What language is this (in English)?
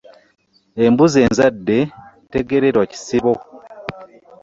Ganda